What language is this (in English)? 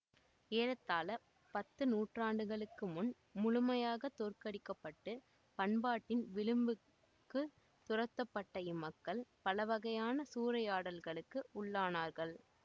Tamil